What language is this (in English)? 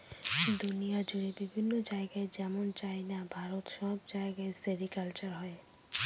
Bangla